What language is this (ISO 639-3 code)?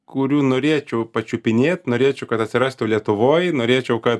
lit